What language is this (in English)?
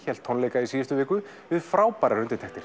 Icelandic